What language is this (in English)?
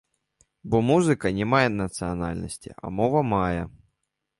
Belarusian